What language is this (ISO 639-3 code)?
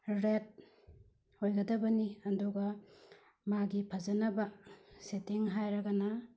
mni